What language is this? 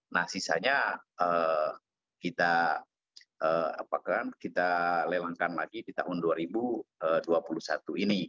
Indonesian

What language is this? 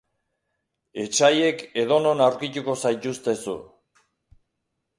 Basque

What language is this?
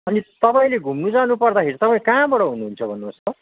Nepali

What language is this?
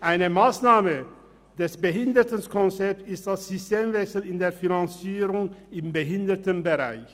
Swiss German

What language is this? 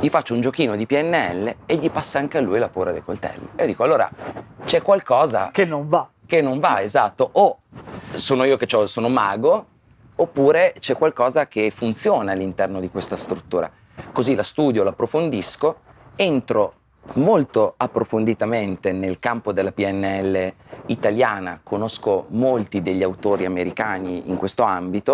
Italian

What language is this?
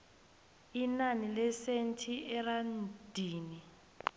South Ndebele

